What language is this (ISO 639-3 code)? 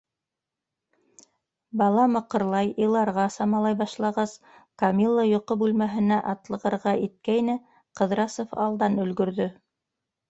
bak